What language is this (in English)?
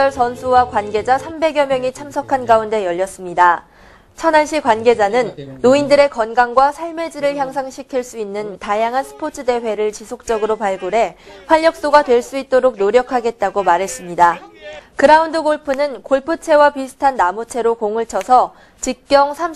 Korean